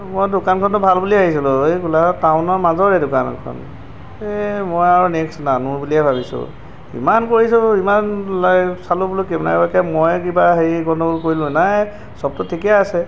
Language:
Assamese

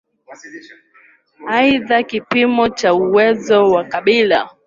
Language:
Swahili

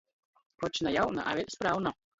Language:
Latgalian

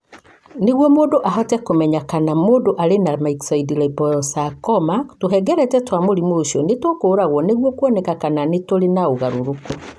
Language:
Kikuyu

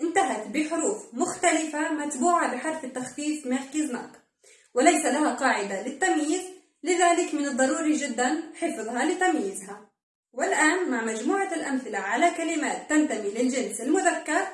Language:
Arabic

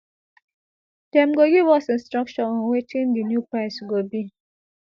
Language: Nigerian Pidgin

